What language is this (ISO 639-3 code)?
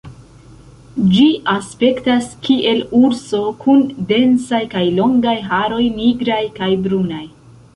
epo